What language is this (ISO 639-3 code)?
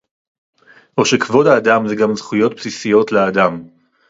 heb